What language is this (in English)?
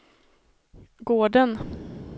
Swedish